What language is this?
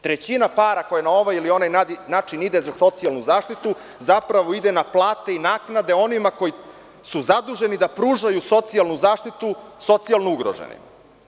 Serbian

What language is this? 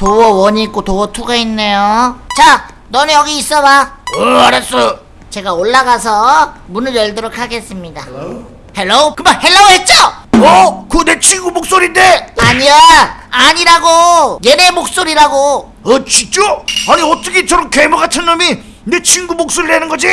Korean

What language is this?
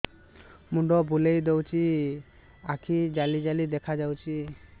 Odia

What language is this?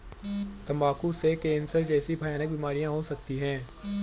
Hindi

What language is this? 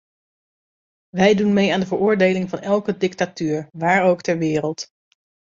Dutch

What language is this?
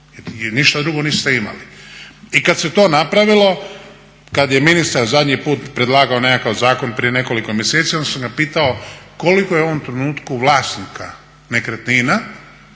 Croatian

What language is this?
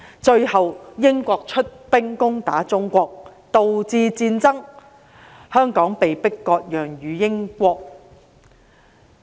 Cantonese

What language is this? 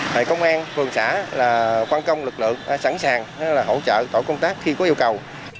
Vietnamese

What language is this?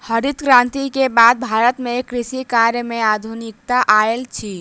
Maithili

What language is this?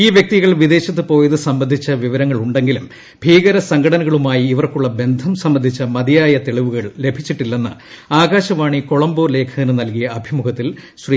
Malayalam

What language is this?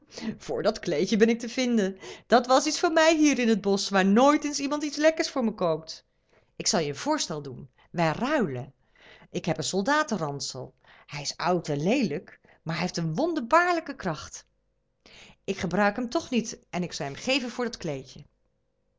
Dutch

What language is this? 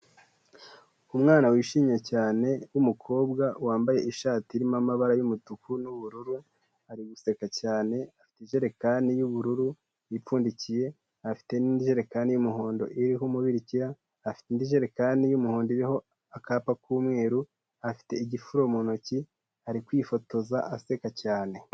Kinyarwanda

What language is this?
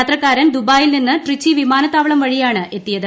Malayalam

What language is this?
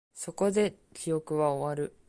Japanese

